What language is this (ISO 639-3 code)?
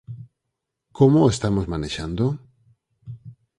glg